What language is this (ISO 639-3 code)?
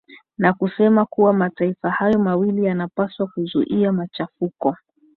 swa